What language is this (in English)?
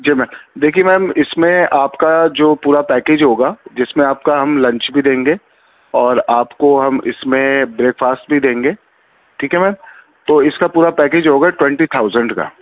Urdu